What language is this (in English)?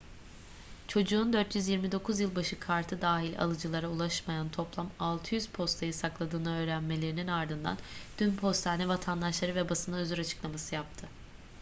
Turkish